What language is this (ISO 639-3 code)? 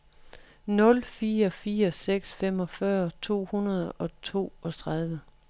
dan